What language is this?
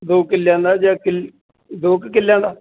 Punjabi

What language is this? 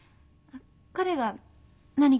Japanese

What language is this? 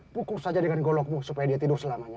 Indonesian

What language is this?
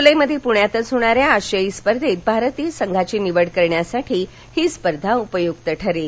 Marathi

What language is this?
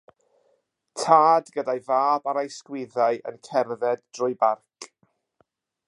Welsh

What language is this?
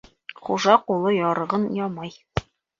Bashkir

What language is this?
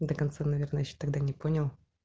Russian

